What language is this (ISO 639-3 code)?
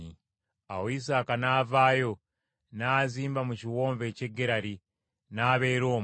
lug